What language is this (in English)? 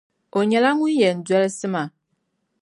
Dagbani